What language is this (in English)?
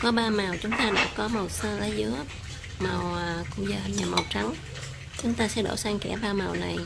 Vietnamese